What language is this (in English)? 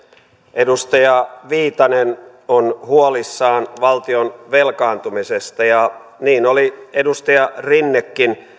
Finnish